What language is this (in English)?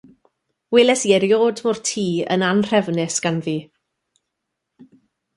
Welsh